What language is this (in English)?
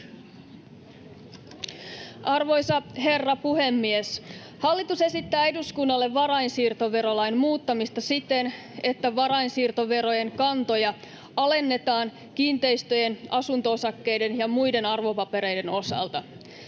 Finnish